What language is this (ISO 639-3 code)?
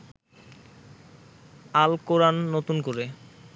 ben